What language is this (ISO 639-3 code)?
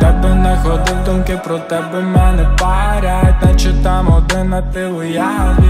ukr